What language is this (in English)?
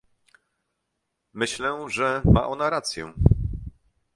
Polish